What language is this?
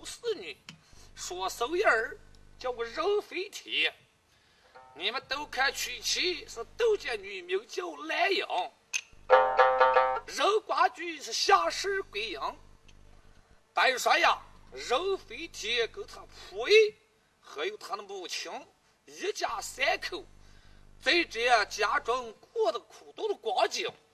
Chinese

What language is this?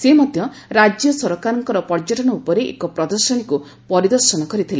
Odia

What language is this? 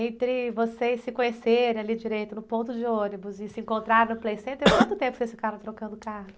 Portuguese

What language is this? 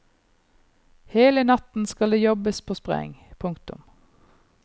Norwegian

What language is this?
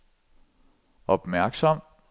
Danish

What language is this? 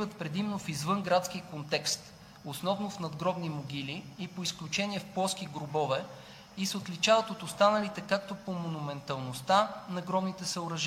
Bulgarian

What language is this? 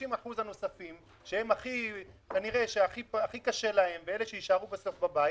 Hebrew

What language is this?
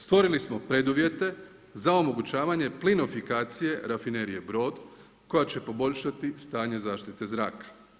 Croatian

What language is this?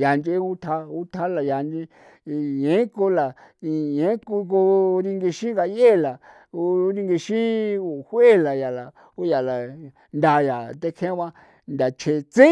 San Felipe Otlaltepec Popoloca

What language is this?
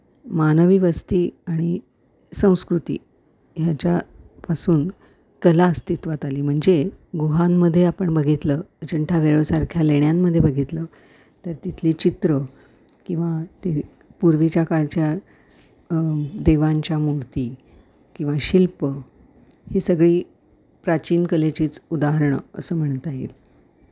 Marathi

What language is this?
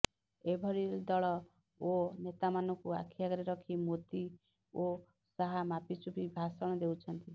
Odia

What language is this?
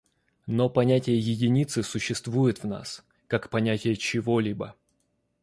Russian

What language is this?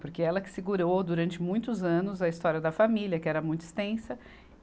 Portuguese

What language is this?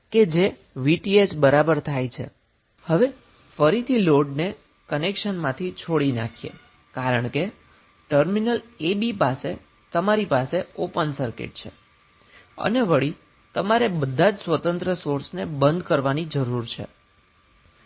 Gujarati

